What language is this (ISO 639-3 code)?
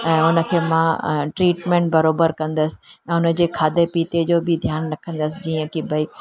snd